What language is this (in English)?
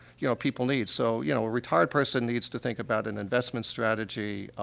English